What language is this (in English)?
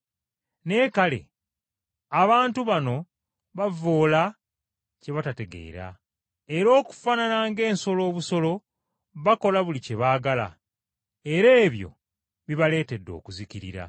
Ganda